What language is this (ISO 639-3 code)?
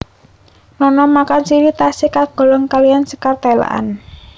jav